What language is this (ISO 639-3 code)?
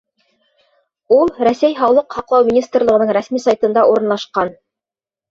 bak